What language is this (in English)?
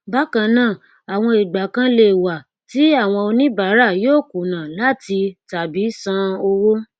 Yoruba